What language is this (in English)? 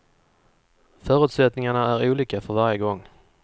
Swedish